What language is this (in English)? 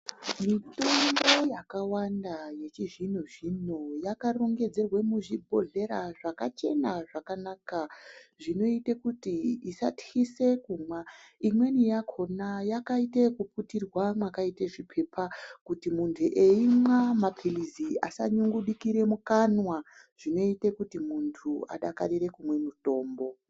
Ndau